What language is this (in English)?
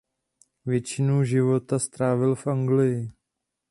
Czech